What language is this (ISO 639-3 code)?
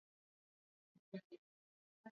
swa